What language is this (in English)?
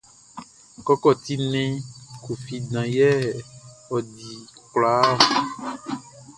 Baoulé